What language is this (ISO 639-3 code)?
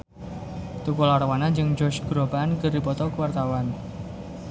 sun